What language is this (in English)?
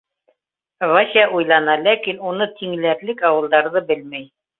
Bashkir